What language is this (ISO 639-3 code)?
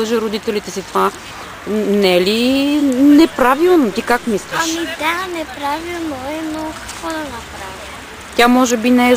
bul